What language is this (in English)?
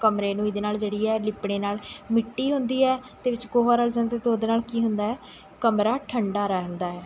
Punjabi